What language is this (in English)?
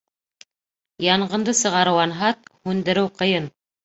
Bashkir